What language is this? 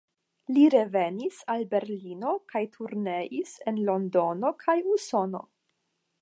Esperanto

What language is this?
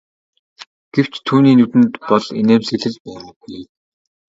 Mongolian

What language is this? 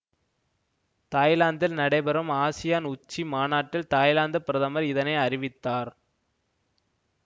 Tamil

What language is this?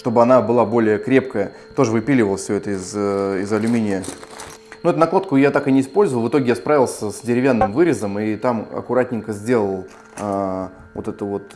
Russian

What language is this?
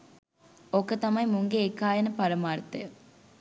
Sinhala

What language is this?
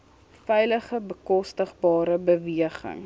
Afrikaans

